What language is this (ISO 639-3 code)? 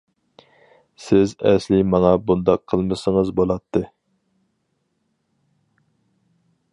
uig